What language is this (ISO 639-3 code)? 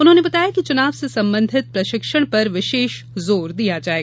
hin